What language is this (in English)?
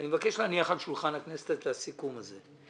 Hebrew